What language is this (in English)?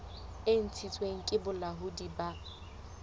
Southern Sotho